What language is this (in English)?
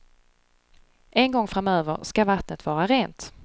Swedish